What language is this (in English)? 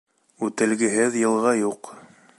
Bashkir